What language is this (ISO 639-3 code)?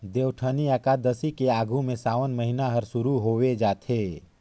hne